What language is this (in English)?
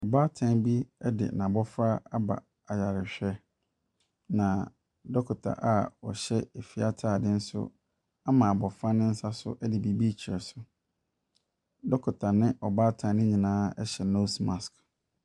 Akan